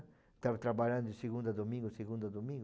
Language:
Portuguese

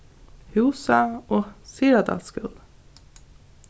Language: Faroese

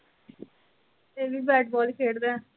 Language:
Punjabi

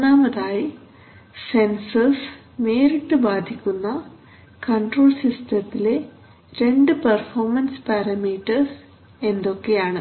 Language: Malayalam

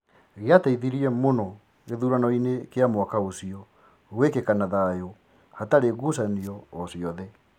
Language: Kikuyu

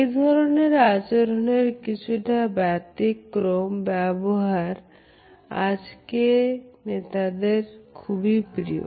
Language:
Bangla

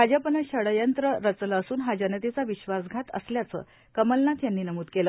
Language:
Marathi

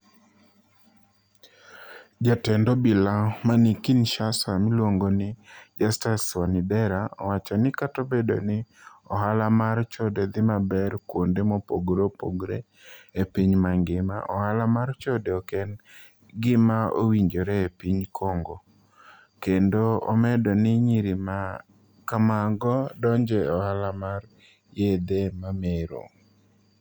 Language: Luo (Kenya and Tanzania)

